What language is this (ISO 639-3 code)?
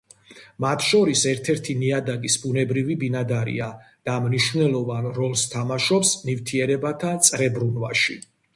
kat